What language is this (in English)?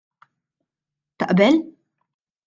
Maltese